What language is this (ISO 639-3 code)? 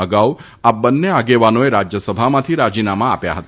guj